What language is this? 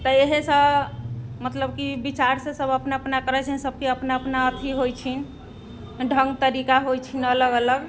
Maithili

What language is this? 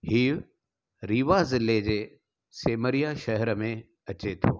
Sindhi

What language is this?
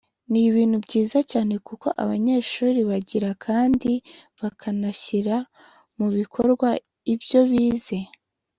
Kinyarwanda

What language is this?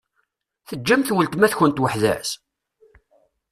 Kabyle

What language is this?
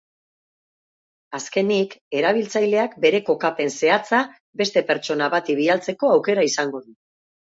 Basque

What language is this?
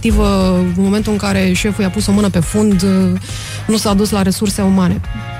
Romanian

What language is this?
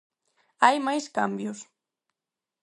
Galician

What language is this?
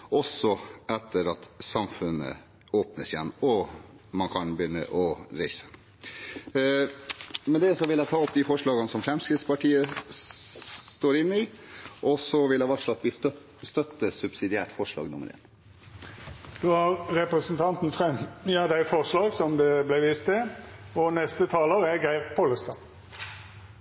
Norwegian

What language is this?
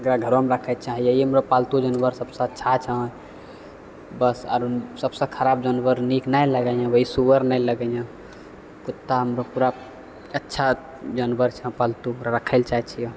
Maithili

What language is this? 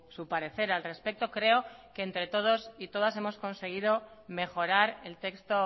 Spanish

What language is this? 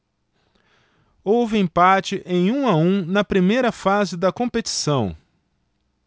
Portuguese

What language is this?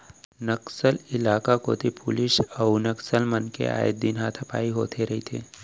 Chhattisgarhi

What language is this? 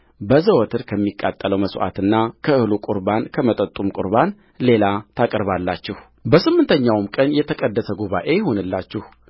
Amharic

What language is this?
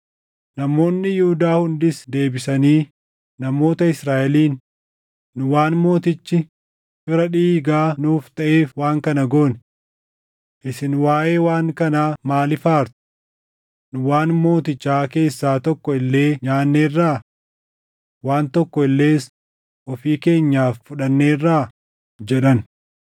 Oromo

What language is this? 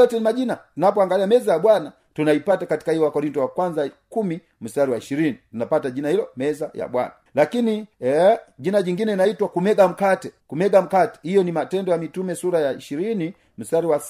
Swahili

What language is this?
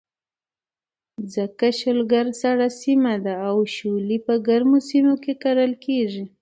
Pashto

